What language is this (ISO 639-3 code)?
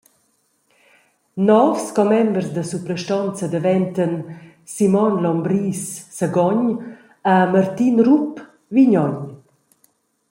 roh